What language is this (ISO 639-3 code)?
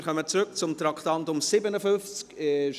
gsw